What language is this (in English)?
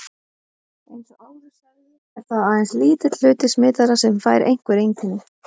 Icelandic